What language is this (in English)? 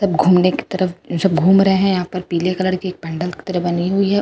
Hindi